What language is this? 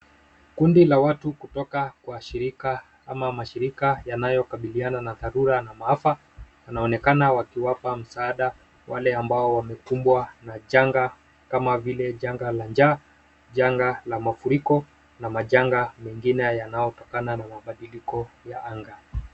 Swahili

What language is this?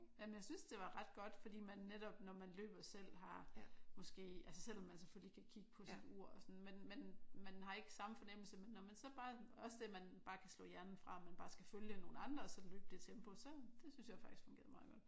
Danish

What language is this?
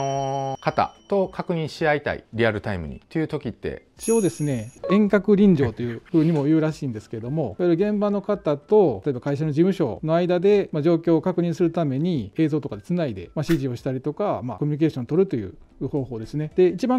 Japanese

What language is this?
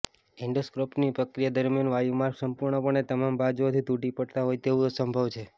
Gujarati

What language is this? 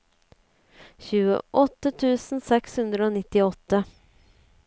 Norwegian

